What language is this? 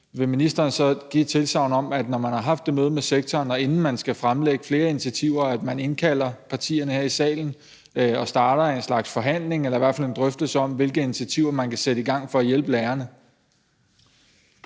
Danish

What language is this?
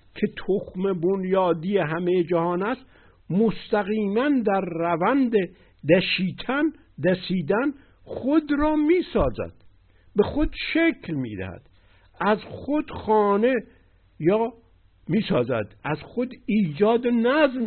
Persian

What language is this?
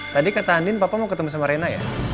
Indonesian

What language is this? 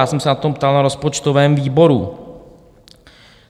Czech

